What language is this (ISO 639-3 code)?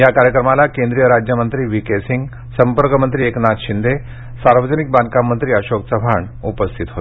mar